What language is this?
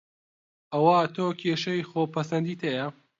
Central Kurdish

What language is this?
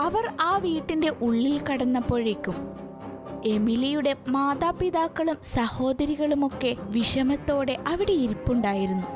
Malayalam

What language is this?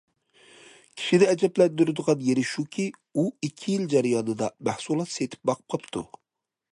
Uyghur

